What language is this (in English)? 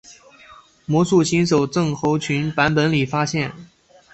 Chinese